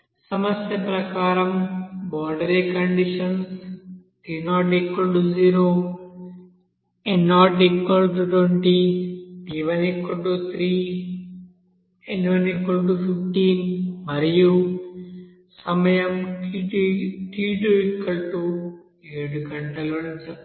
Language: Telugu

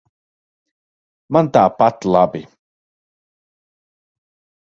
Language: Latvian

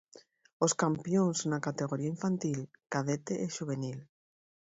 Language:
Galician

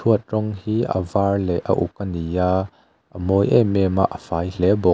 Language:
Mizo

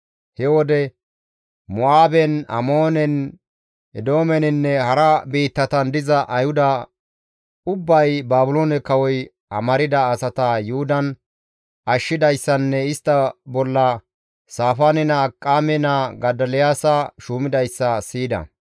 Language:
Gamo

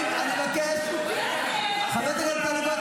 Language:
Hebrew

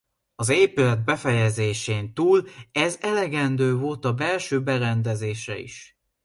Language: Hungarian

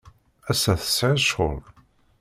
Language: Kabyle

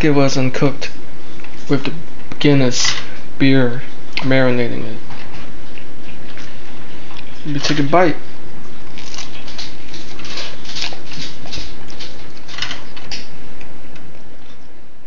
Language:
English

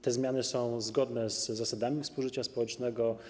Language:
Polish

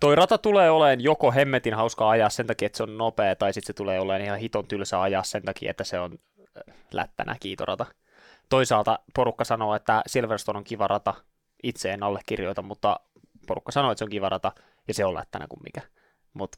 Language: Finnish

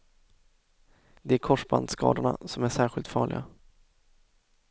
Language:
Swedish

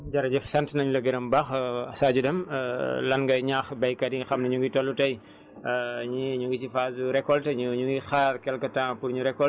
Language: Wolof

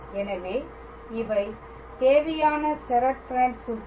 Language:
Tamil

